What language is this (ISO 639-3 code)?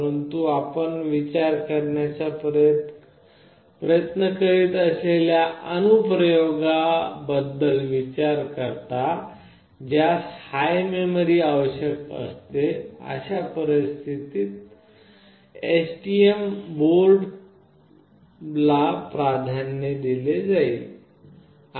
mar